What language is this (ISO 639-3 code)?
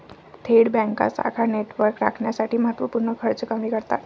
mar